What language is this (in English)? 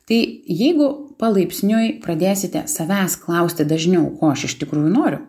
Lithuanian